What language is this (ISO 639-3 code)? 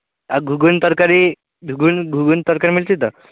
ori